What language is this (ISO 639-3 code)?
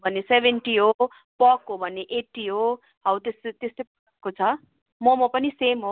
nep